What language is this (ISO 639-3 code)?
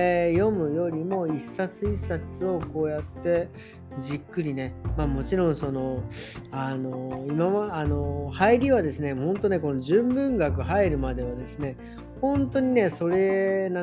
jpn